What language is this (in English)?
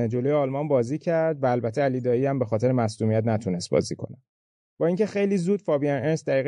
Persian